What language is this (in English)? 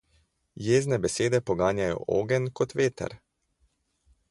Slovenian